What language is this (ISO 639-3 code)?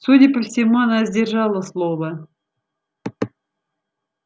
rus